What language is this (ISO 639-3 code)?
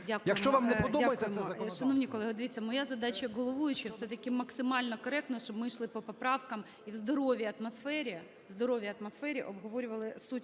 ukr